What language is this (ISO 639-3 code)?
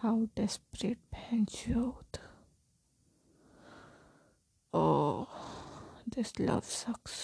hin